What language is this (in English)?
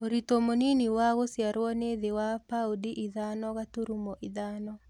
Kikuyu